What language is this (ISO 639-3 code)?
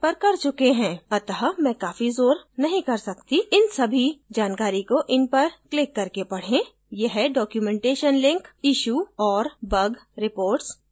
hin